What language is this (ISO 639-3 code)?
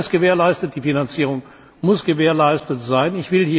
deu